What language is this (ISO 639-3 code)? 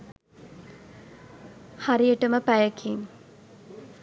sin